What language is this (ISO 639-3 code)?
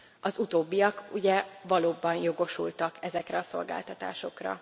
hun